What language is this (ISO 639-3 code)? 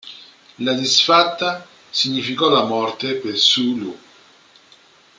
ita